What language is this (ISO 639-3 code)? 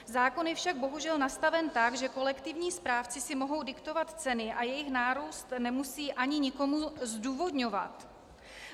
ces